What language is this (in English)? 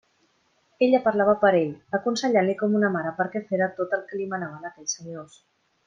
Catalan